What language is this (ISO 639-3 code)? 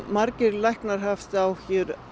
isl